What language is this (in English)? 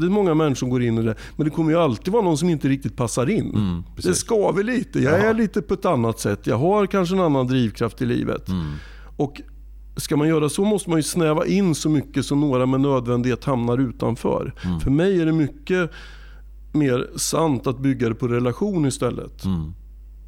Swedish